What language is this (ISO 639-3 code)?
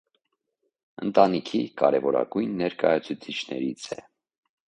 hye